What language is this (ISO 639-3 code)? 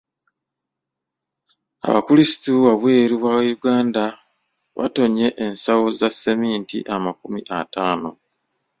lug